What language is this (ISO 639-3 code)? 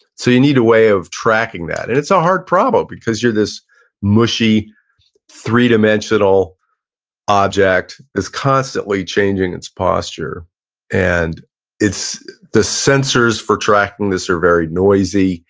eng